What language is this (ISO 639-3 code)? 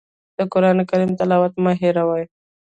pus